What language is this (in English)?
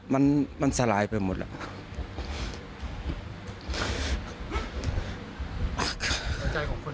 Thai